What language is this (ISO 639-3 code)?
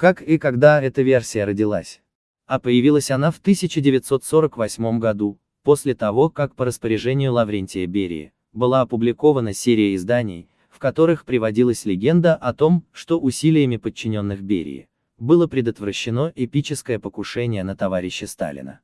rus